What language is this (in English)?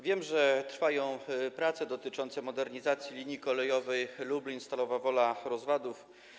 Polish